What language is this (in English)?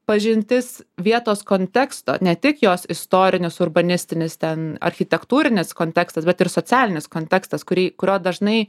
Lithuanian